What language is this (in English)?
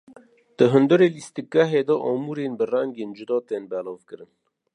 Kurdish